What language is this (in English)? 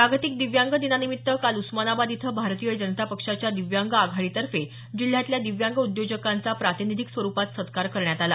Marathi